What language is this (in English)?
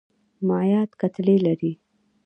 Pashto